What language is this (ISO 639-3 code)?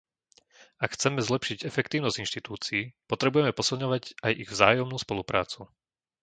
slk